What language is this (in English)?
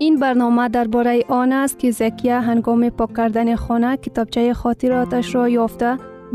Persian